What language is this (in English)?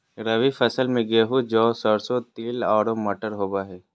Magahi